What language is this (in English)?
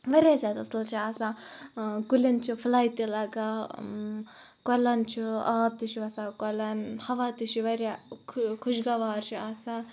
Kashmiri